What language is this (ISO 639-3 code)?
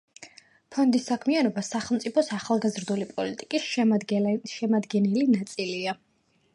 kat